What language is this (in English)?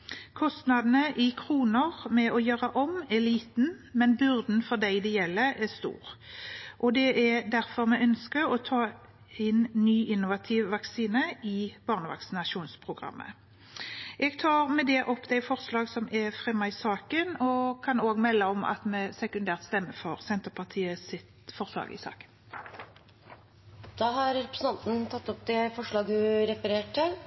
Norwegian